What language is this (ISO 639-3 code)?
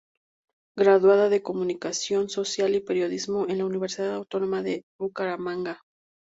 spa